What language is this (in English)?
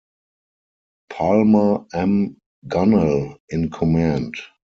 English